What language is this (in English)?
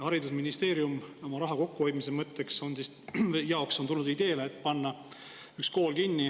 Estonian